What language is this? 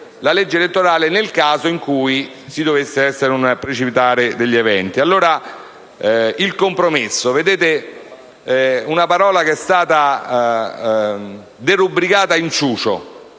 Italian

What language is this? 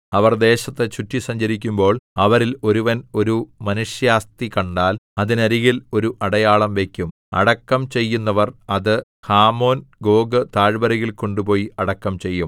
Malayalam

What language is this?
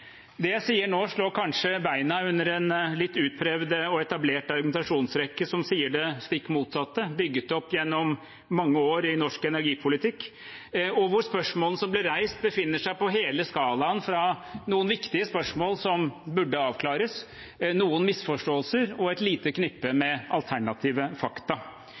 Norwegian Bokmål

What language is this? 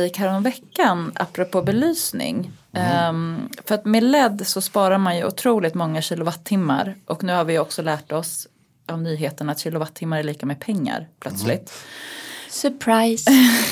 Swedish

